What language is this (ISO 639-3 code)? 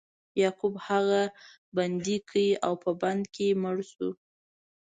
pus